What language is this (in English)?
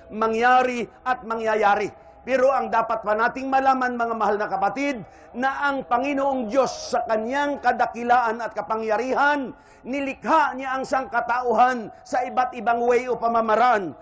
Filipino